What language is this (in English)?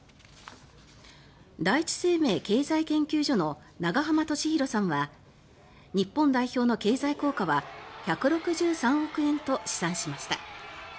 Japanese